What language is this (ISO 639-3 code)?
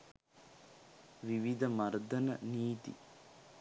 sin